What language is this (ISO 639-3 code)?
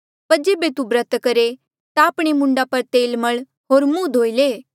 mjl